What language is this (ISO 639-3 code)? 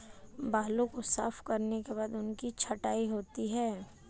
hin